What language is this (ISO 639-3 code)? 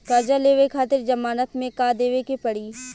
bho